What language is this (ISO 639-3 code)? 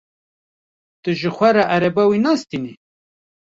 kur